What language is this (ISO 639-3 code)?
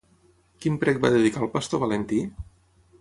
cat